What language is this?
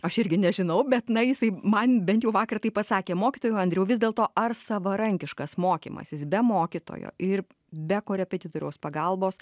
Lithuanian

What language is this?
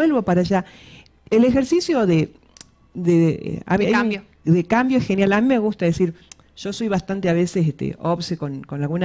Spanish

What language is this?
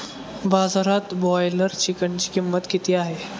Marathi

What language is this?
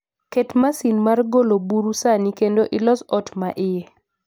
Luo (Kenya and Tanzania)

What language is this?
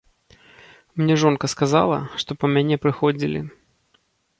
Belarusian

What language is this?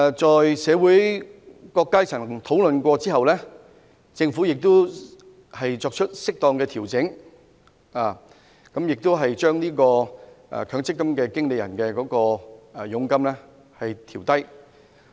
Cantonese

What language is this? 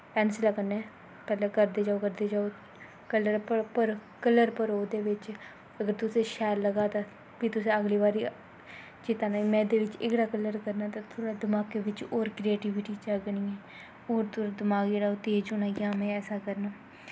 Dogri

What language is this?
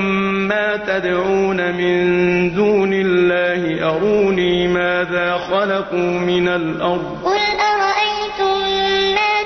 Arabic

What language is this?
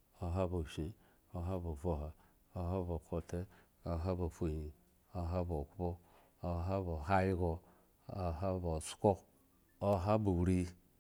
Eggon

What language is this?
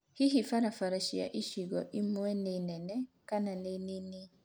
Kikuyu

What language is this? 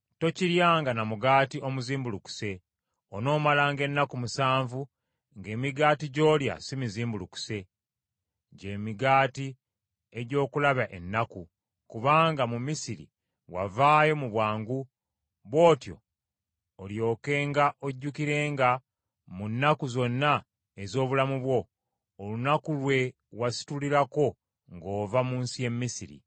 Ganda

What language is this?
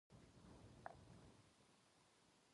Japanese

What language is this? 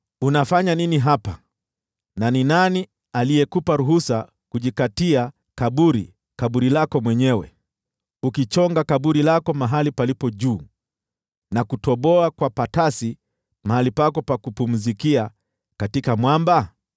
Swahili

